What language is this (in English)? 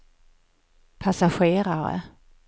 Swedish